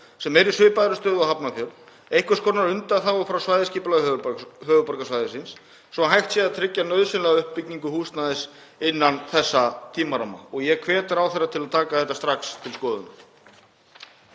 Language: Icelandic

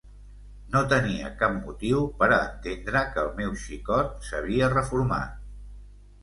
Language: Catalan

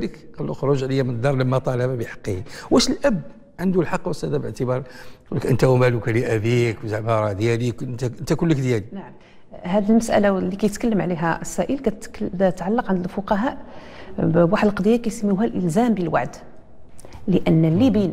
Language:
Arabic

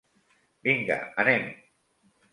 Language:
Catalan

